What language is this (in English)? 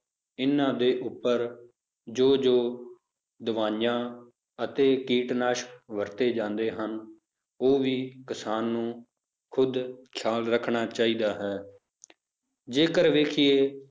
Punjabi